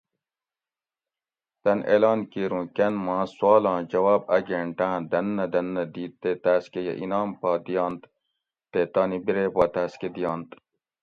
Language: Gawri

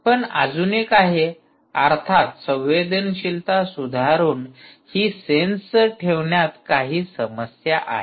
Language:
Marathi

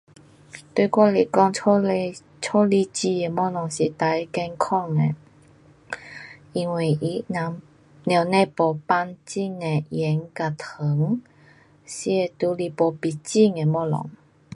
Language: Pu-Xian Chinese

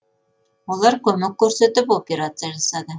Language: Kazakh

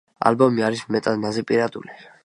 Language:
Georgian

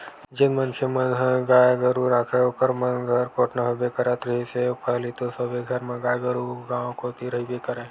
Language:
Chhattisgarhi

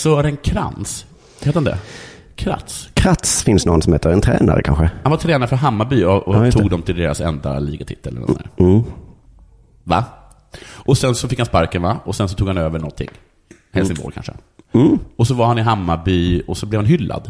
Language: Swedish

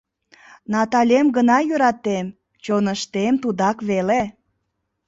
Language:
Mari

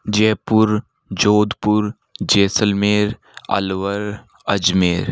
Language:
Hindi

